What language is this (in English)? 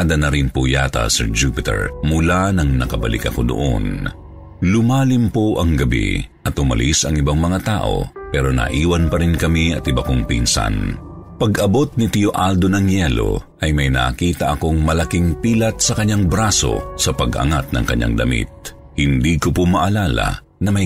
Filipino